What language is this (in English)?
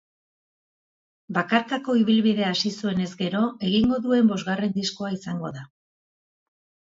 Basque